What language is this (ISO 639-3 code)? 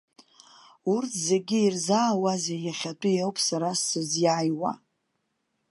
abk